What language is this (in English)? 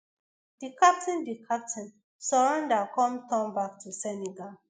Nigerian Pidgin